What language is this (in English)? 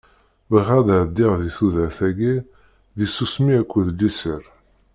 Kabyle